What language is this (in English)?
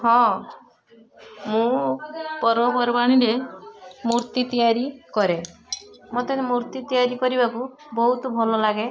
Odia